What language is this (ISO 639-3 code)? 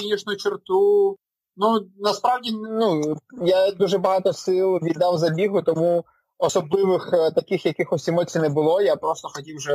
ukr